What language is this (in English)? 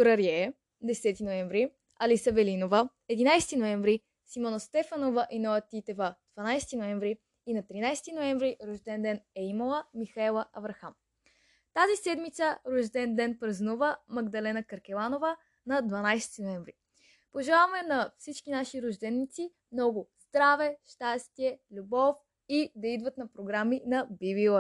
Bulgarian